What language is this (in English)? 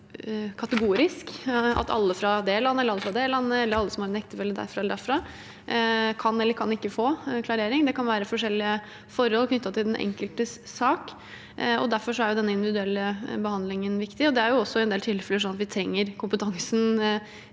Norwegian